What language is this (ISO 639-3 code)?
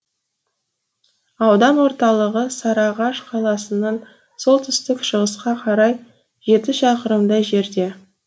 kaz